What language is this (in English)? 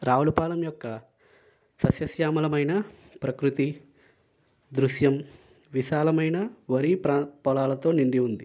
Telugu